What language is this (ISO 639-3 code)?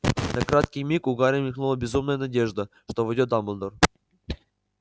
rus